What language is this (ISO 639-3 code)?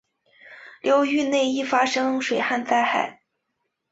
zho